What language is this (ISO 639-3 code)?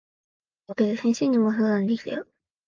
jpn